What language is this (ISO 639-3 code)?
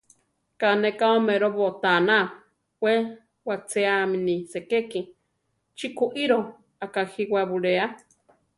tar